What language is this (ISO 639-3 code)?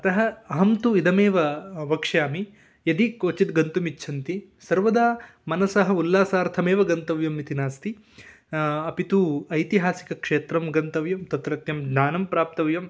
san